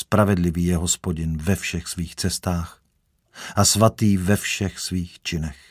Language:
Czech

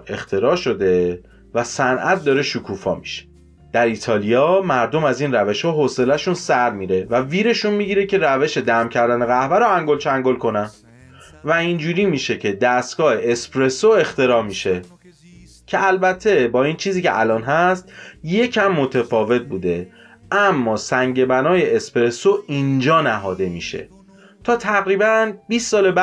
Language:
Persian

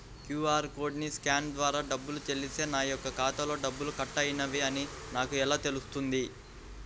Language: Telugu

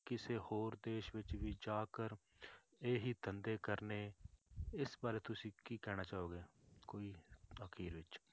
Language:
Punjabi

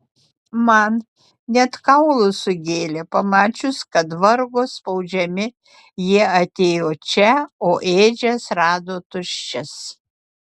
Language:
Lithuanian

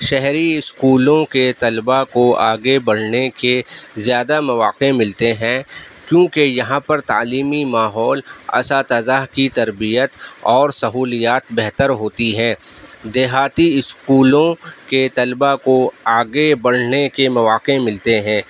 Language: Urdu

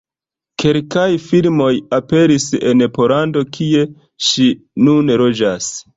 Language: Esperanto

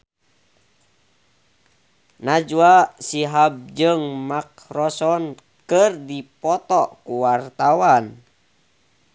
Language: Sundanese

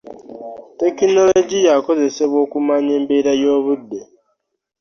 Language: Ganda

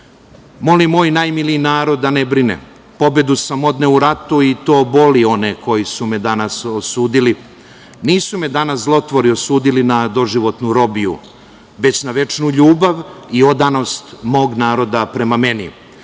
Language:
Serbian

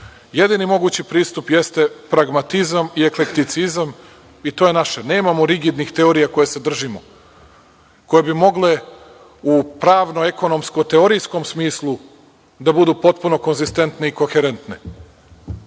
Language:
Serbian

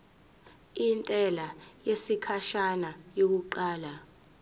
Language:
Zulu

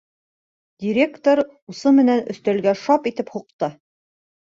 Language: Bashkir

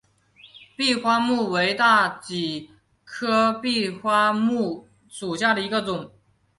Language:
Chinese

